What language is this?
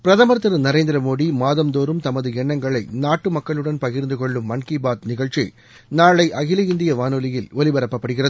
Tamil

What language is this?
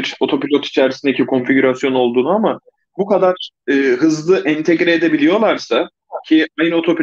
Turkish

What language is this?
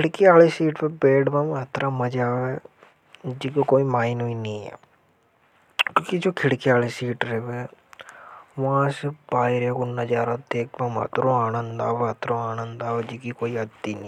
Hadothi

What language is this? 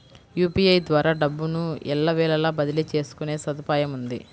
Telugu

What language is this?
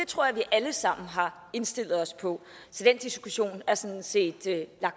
Danish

